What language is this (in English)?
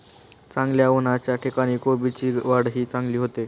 Marathi